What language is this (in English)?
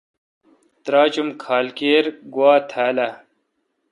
Kalkoti